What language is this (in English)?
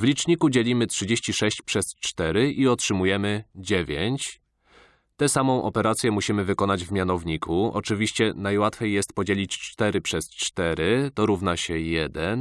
Polish